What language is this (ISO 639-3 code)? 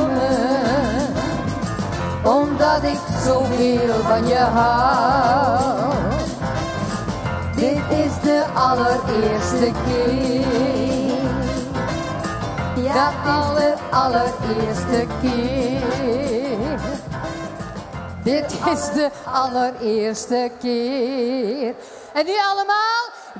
nld